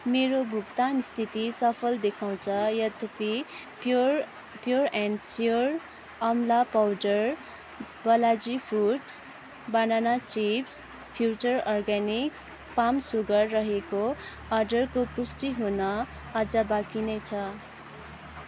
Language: Nepali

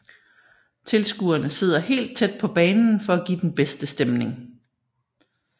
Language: Danish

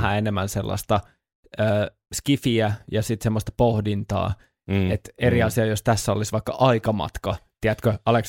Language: Finnish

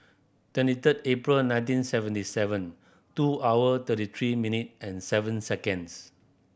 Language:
English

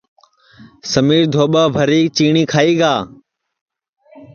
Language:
Sansi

